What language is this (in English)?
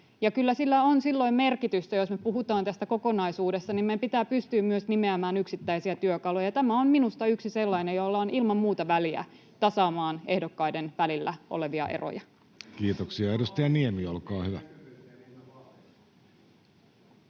Finnish